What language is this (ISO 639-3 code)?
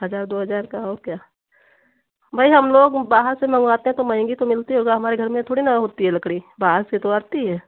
hin